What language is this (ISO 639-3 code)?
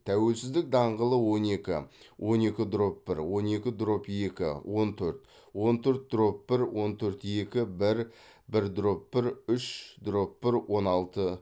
kaz